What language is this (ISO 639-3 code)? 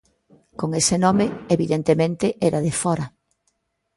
glg